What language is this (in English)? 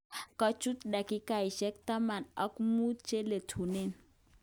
Kalenjin